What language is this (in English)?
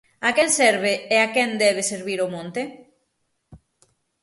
Galician